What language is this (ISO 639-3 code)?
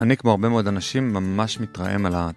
heb